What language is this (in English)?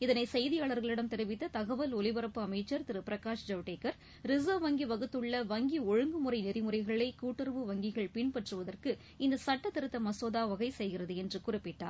Tamil